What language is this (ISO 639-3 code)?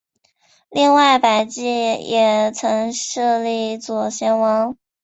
zho